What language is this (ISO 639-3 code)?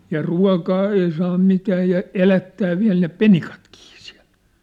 fin